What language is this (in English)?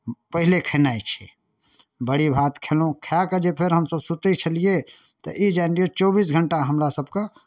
Maithili